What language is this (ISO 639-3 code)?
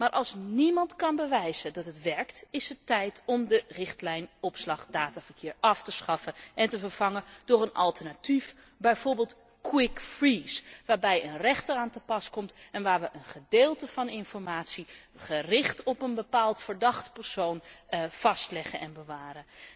nld